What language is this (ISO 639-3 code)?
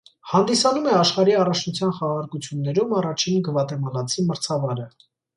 hye